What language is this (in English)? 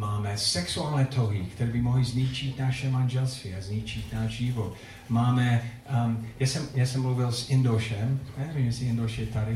Czech